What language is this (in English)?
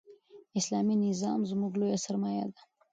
Pashto